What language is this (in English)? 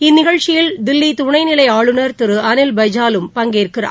Tamil